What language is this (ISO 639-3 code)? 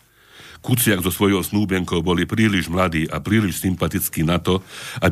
slk